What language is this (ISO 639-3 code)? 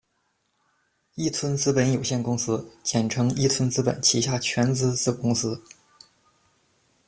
zho